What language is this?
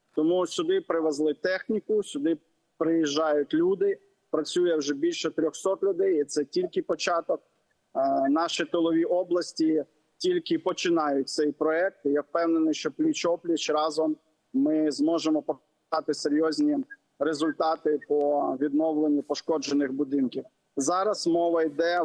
Ukrainian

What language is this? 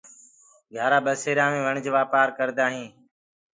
Gurgula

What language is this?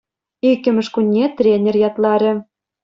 Chuvash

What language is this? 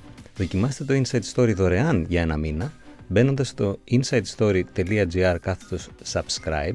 Greek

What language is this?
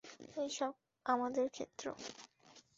Bangla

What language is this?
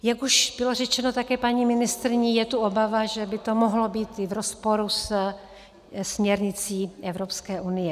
Czech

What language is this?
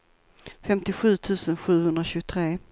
Swedish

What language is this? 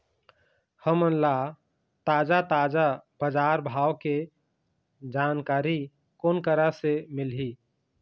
Chhattisgarhi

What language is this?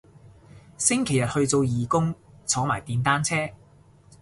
Cantonese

